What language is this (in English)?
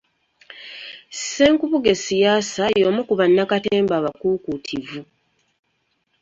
Ganda